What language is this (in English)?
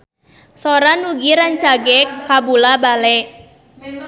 Sundanese